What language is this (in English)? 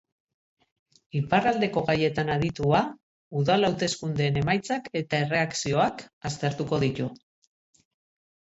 Basque